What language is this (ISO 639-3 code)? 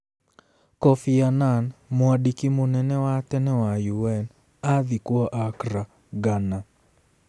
kik